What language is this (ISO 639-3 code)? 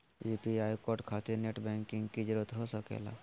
mag